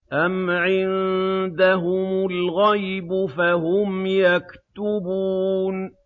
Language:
Arabic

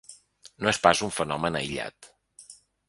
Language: Catalan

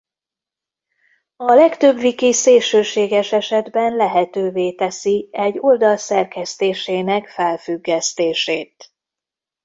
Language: Hungarian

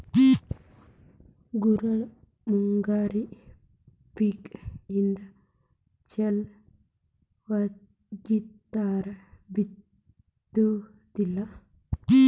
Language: Kannada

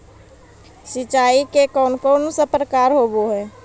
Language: Magahi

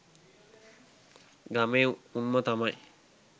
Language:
Sinhala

